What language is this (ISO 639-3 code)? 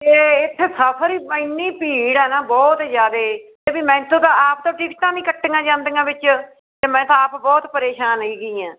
pan